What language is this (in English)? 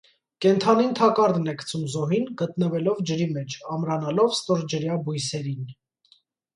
Armenian